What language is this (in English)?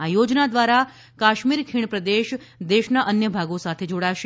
Gujarati